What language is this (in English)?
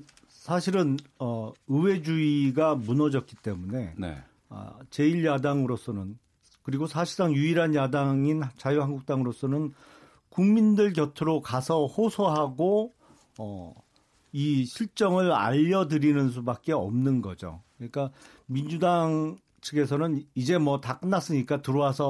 Korean